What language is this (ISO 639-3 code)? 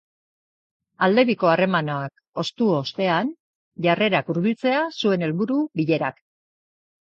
eus